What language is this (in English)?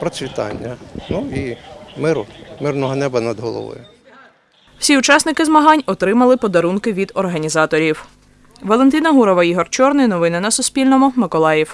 Ukrainian